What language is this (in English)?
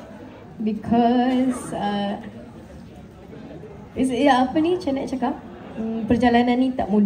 Malay